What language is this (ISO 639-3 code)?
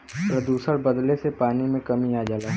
bho